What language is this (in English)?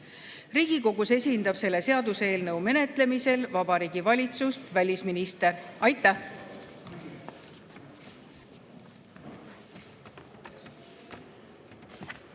Estonian